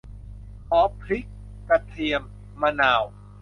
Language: Thai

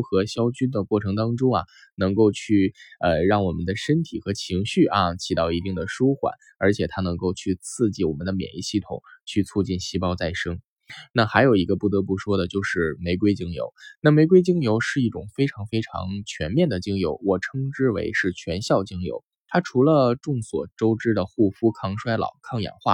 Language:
Chinese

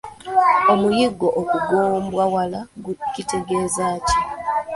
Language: Ganda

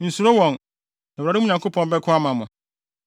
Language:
Akan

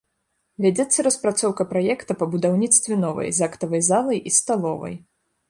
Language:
Belarusian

